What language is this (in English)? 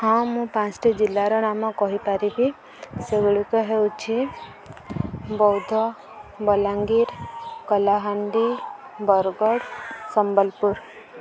Odia